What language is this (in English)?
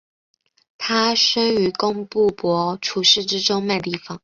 Chinese